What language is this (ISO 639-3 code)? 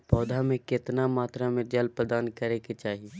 mai